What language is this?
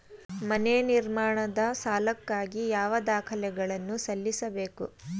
Kannada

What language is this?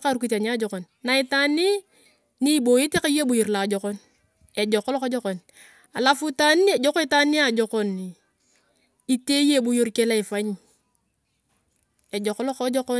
Turkana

